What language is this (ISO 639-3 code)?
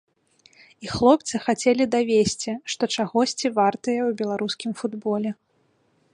bel